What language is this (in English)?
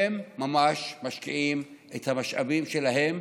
Hebrew